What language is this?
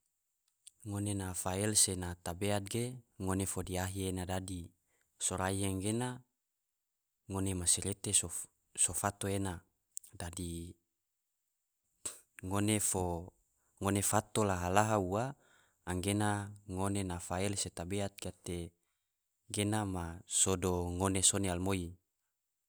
Tidore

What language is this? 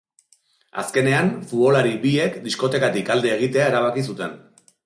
Basque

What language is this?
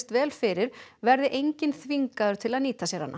Icelandic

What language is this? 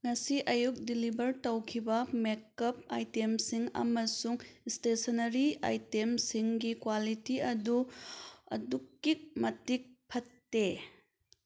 Manipuri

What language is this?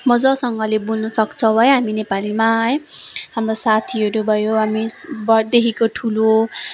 Nepali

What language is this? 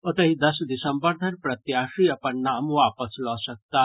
Maithili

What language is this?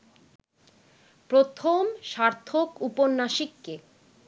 Bangla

